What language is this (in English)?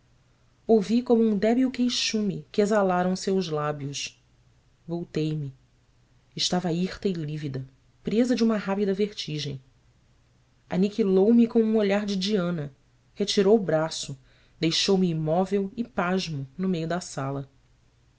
Portuguese